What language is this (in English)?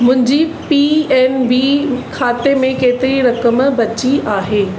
Sindhi